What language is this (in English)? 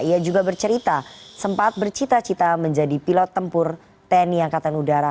Indonesian